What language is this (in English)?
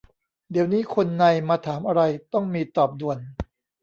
Thai